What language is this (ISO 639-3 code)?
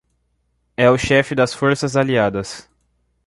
por